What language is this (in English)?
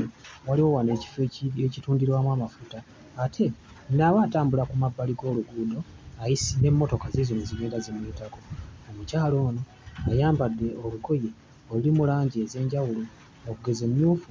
Ganda